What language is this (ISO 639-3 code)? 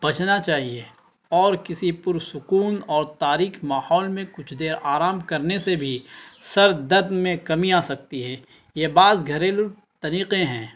urd